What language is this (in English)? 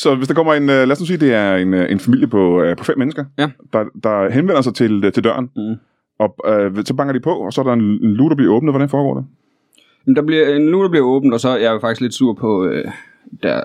Danish